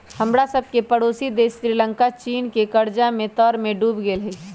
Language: Magahi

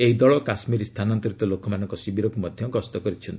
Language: Odia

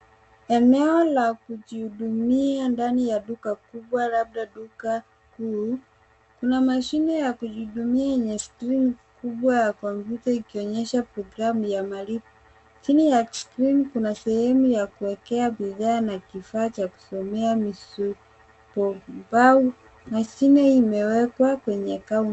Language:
Swahili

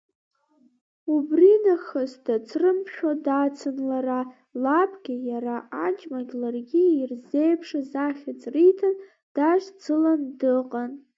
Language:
Abkhazian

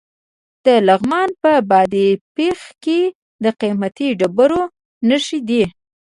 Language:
Pashto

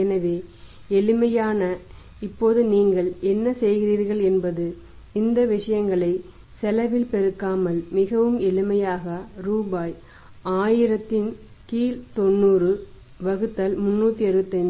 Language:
Tamil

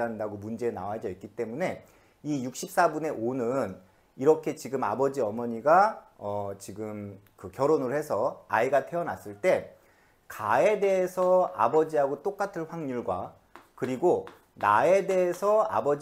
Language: Korean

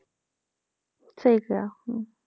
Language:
Punjabi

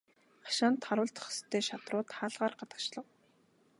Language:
Mongolian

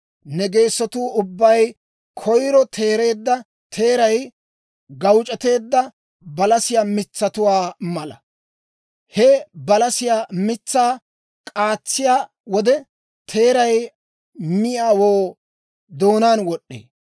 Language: Dawro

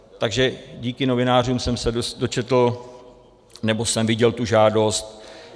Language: Czech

